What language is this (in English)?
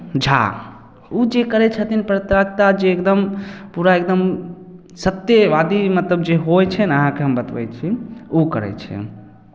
Maithili